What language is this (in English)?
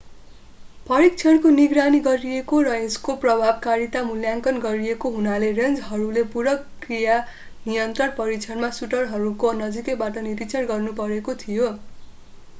Nepali